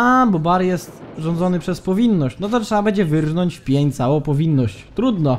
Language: Polish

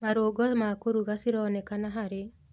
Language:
Kikuyu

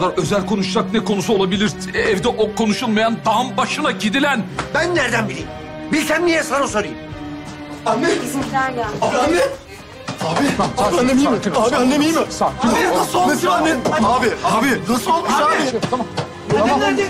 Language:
Turkish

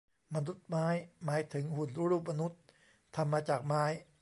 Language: Thai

